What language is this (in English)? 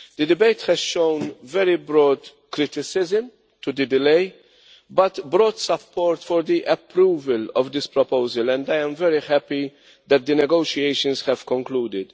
English